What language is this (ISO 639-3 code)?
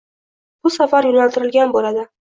uzb